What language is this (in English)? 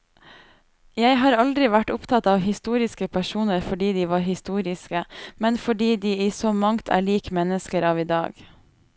Norwegian